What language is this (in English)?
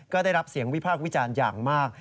Thai